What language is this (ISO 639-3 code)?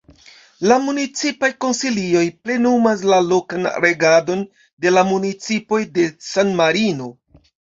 epo